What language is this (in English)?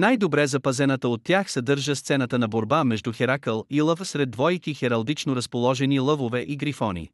Bulgarian